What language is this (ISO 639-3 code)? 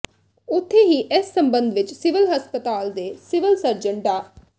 pan